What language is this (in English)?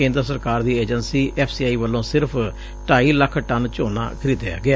Punjabi